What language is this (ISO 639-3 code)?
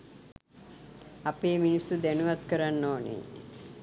sin